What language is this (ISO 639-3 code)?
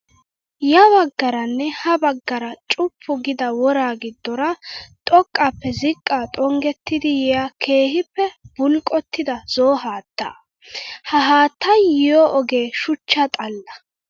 wal